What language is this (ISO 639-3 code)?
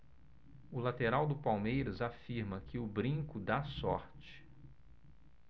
por